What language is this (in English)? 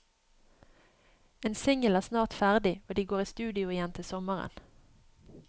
Norwegian